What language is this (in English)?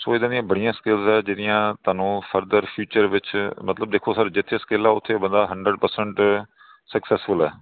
Punjabi